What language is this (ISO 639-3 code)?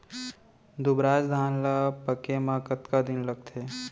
hne